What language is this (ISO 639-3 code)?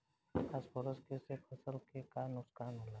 bho